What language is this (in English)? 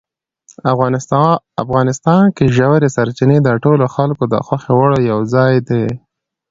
Pashto